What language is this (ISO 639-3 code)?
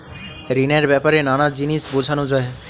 ben